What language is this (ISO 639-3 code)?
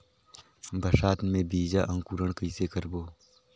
hne